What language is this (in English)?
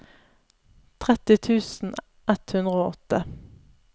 Norwegian